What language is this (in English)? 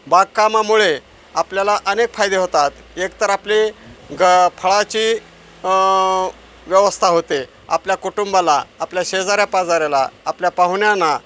Marathi